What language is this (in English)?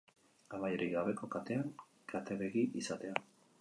Basque